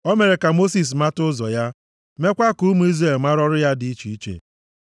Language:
Igbo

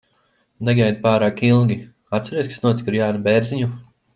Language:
Latvian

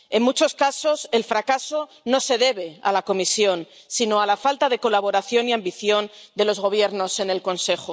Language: Spanish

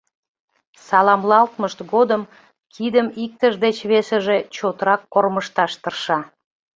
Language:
Mari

